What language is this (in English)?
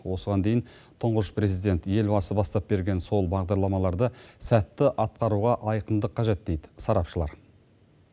Kazakh